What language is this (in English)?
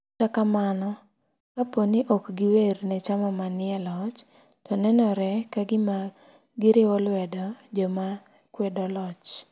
Luo (Kenya and Tanzania)